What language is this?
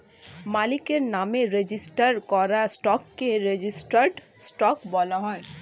Bangla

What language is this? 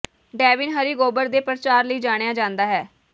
Punjabi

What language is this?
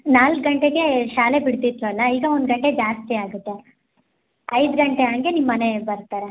Kannada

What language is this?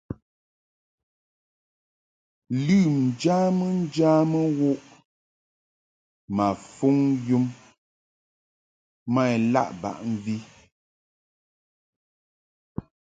Mungaka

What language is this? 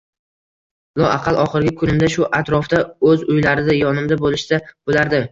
Uzbek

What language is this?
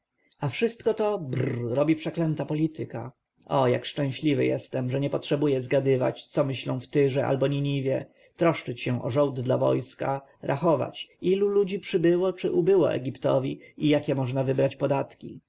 Polish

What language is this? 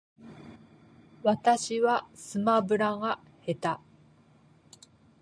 Japanese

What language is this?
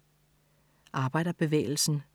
Danish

